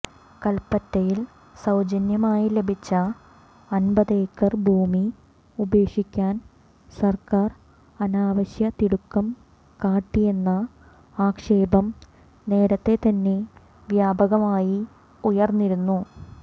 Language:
Malayalam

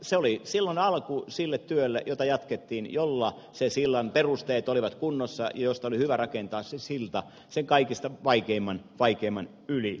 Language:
Finnish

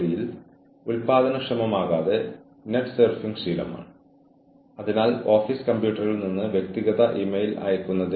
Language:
Malayalam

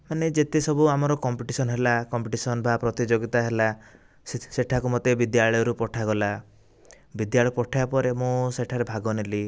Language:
Odia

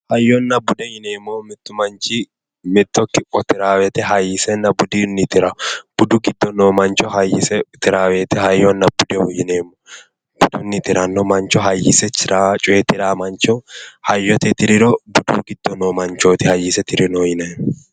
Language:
Sidamo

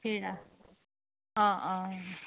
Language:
Assamese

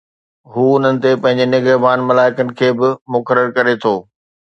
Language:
Sindhi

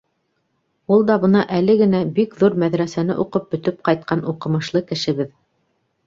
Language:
Bashkir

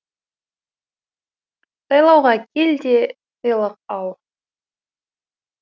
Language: Kazakh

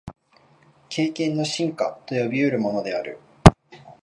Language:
Japanese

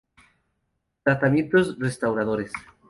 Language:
Spanish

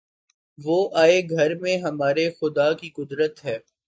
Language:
Urdu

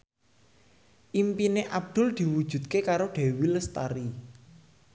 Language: Javanese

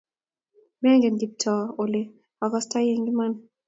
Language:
Kalenjin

